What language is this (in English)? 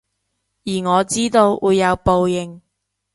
Cantonese